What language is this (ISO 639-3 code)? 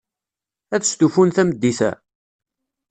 kab